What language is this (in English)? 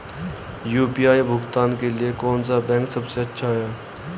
Hindi